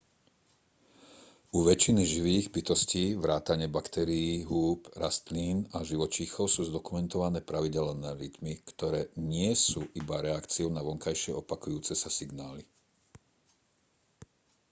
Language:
Slovak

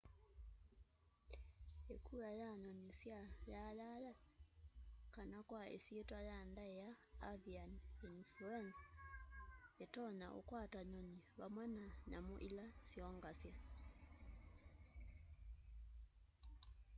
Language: Kamba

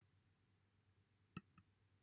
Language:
Welsh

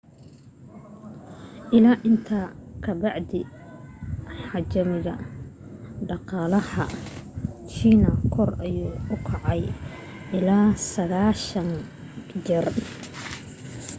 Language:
Somali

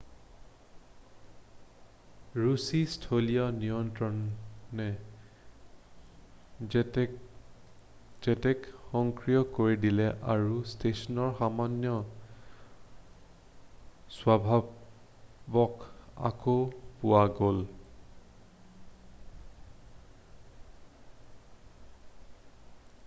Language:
Assamese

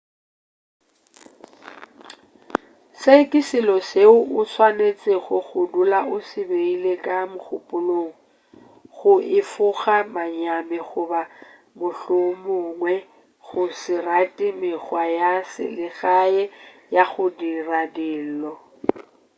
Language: Northern Sotho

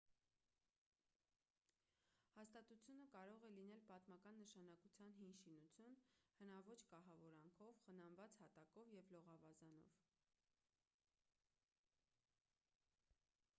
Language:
Armenian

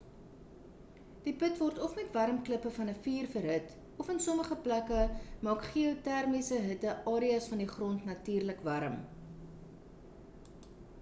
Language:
Afrikaans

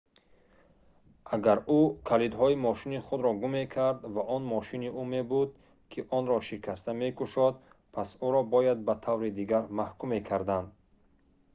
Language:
Tajik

